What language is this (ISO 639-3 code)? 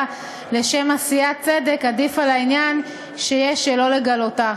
heb